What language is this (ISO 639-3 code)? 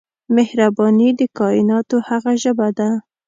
pus